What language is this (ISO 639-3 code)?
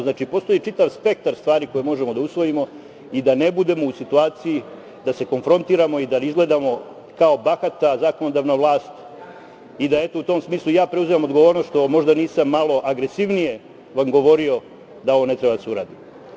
srp